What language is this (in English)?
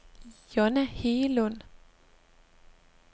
Danish